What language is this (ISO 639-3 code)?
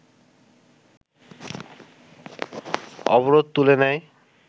ben